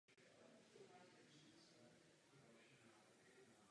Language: Czech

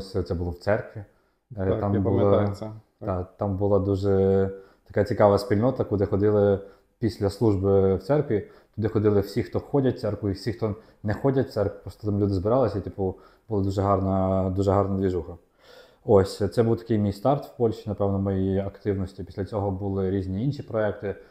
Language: Ukrainian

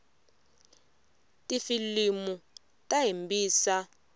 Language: Tsonga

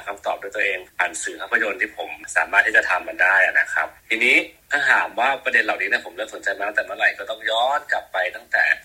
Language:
Thai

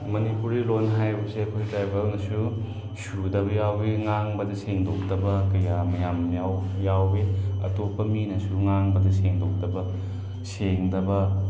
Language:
Manipuri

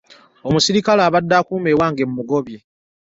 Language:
Ganda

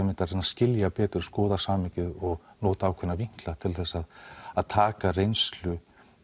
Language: Icelandic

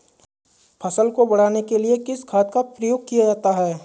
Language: Hindi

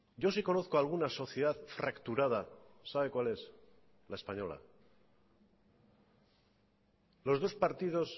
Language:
Spanish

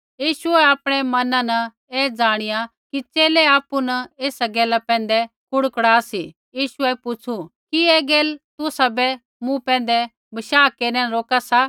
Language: Kullu Pahari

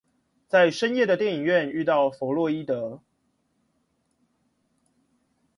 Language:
Chinese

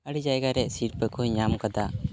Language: Santali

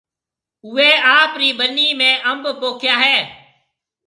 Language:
Marwari (Pakistan)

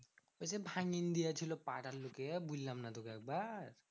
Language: Bangla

